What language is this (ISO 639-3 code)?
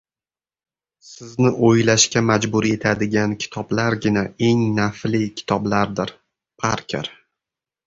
uzb